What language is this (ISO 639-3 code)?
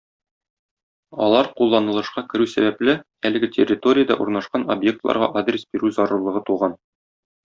tat